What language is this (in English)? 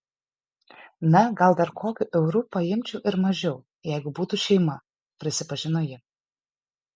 Lithuanian